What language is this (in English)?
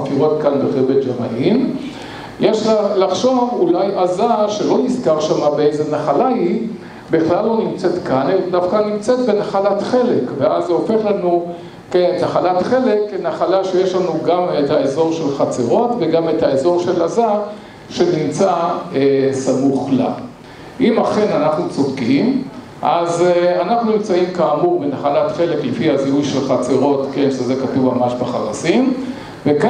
Hebrew